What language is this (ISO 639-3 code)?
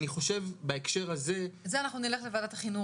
heb